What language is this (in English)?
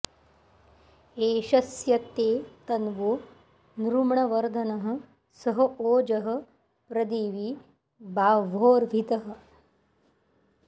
Sanskrit